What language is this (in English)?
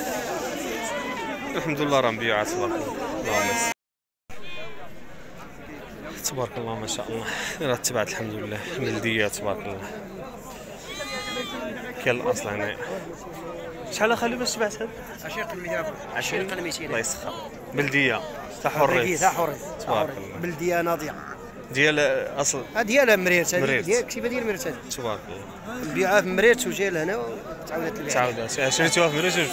Arabic